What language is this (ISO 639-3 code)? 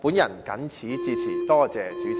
yue